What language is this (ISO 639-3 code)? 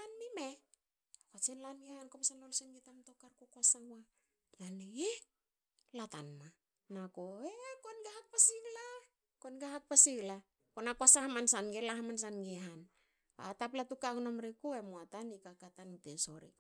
hao